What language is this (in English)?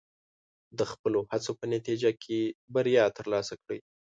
Pashto